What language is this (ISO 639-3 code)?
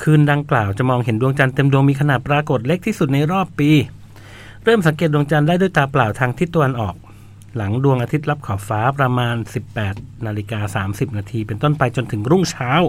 tha